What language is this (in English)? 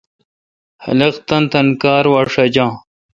Kalkoti